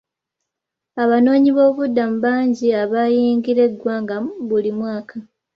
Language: Ganda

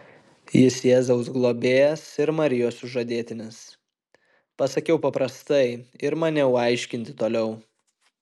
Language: Lithuanian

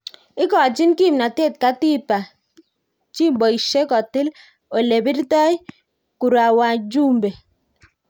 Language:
Kalenjin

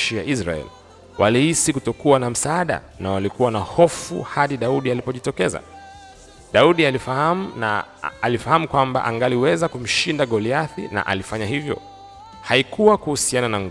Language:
Swahili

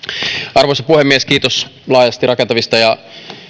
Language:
Finnish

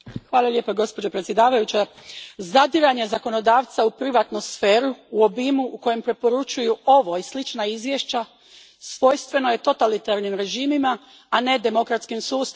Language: Croatian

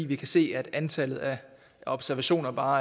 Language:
Danish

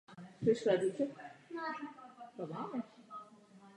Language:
Czech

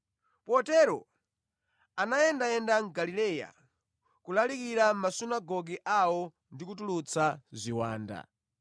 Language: Nyanja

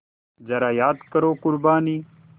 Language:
Hindi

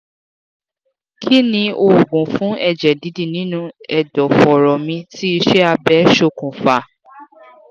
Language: Yoruba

